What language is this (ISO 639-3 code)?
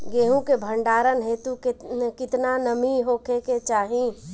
bho